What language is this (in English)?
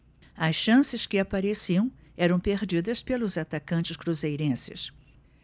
Portuguese